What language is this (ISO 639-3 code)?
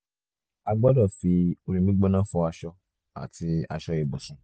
yor